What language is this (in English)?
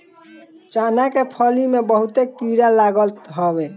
Bhojpuri